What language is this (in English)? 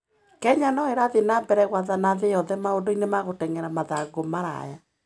Kikuyu